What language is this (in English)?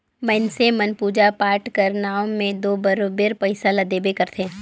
Chhattisgarhi